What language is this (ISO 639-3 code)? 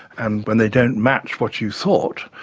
eng